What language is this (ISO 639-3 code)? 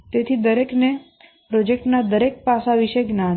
guj